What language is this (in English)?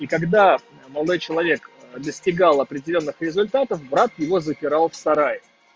Russian